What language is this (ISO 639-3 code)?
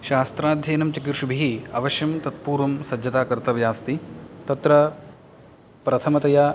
san